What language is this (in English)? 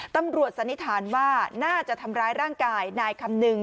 Thai